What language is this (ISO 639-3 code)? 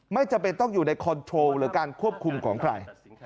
tha